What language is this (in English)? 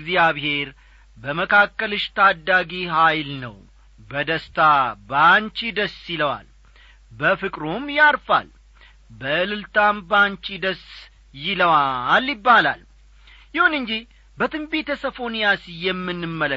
Amharic